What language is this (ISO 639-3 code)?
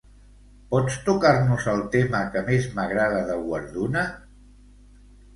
cat